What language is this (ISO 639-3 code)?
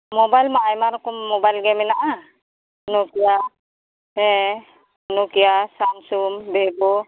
sat